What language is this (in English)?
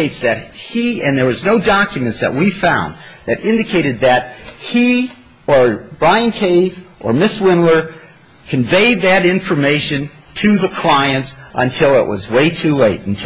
English